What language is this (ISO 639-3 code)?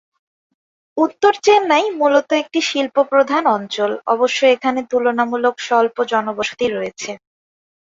ben